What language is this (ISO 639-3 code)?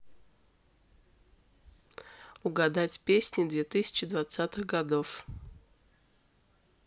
rus